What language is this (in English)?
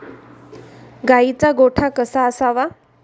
Marathi